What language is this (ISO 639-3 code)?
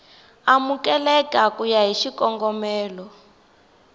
tso